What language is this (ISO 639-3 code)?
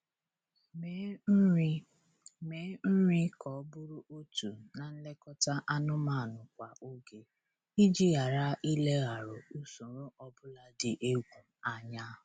ibo